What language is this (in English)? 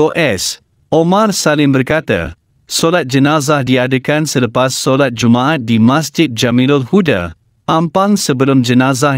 Malay